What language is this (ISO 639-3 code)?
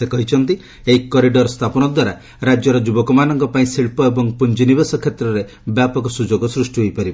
ori